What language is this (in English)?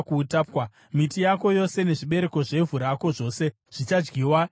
Shona